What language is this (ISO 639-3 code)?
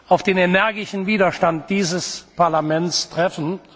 deu